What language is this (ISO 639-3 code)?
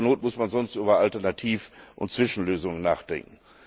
deu